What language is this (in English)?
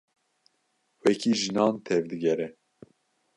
Kurdish